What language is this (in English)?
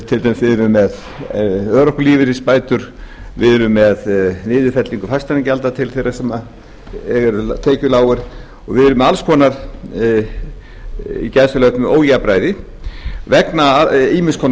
Icelandic